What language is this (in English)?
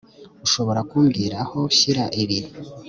Kinyarwanda